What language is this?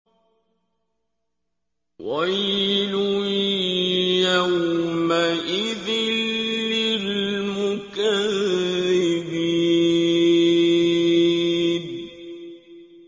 Arabic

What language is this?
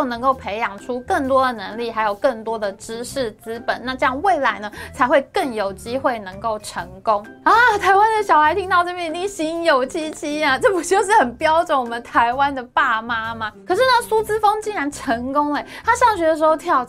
Chinese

